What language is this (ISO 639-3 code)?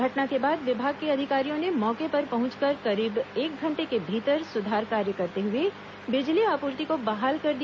hin